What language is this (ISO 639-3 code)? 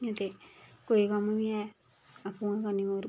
doi